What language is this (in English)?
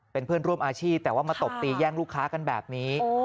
Thai